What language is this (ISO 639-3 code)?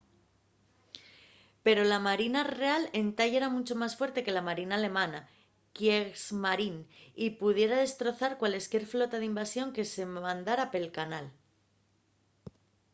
ast